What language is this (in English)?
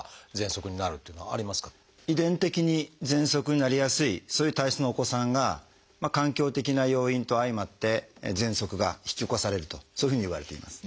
Japanese